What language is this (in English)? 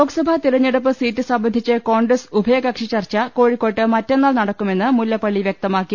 Malayalam